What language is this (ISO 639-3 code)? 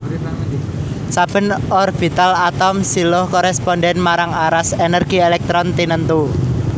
jav